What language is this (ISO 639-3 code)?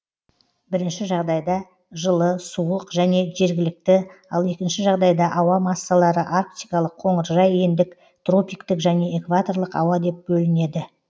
kaz